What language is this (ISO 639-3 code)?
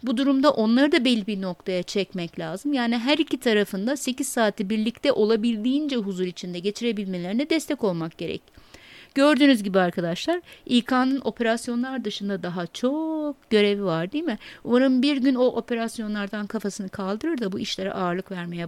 tur